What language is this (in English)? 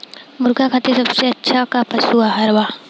Bhojpuri